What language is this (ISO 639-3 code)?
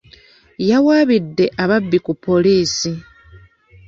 lug